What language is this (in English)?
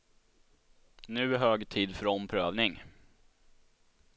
Swedish